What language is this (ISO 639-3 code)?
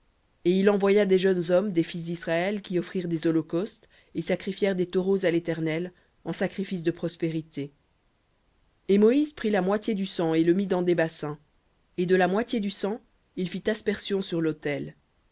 fra